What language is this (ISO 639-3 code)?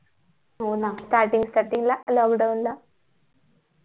mar